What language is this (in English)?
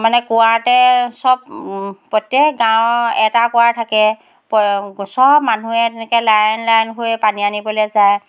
Assamese